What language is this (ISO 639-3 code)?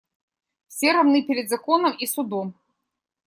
rus